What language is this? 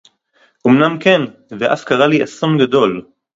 Hebrew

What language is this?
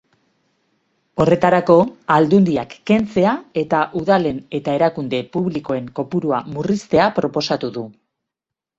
Basque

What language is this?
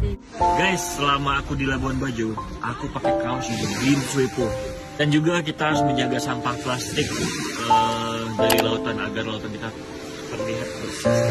Indonesian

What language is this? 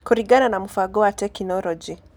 Kikuyu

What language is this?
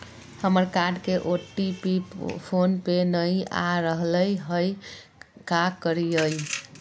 Magahi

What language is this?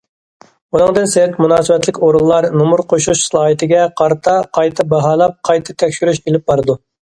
Uyghur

